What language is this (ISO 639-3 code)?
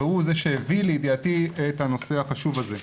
heb